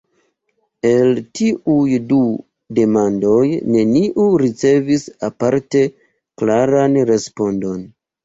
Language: Esperanto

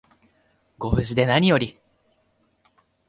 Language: Japanese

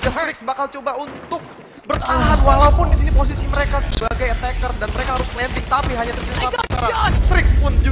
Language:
Indonesian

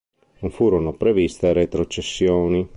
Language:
Italian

